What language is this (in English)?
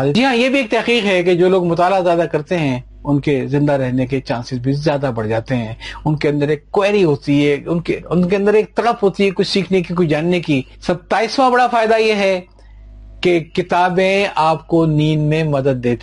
Urdu